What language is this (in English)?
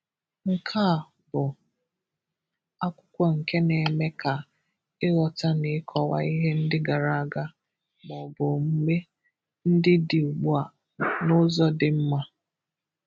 Igbo